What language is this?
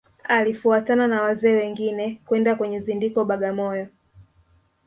Swahili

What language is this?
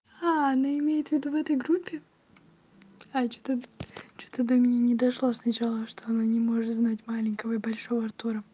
Russian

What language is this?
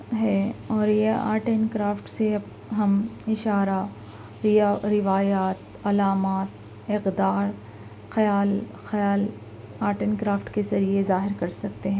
Urdu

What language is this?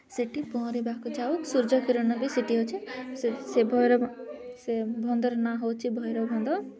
Odia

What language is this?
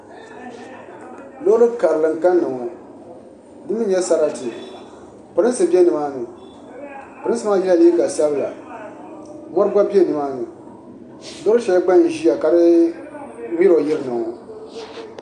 Dagbani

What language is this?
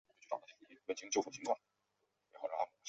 Chinese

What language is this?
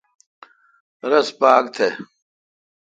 Kalkoti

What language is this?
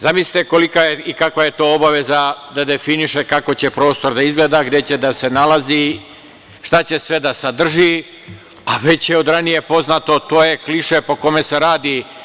Serbian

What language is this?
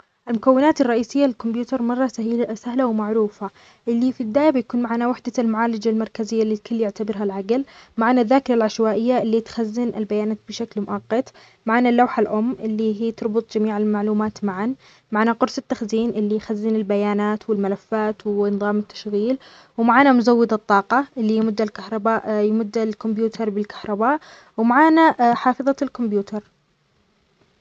Omani Arabic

